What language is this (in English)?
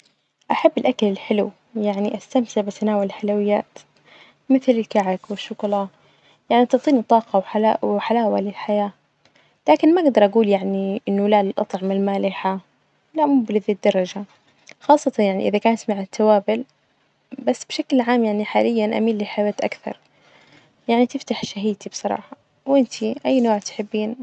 Najdi Arabic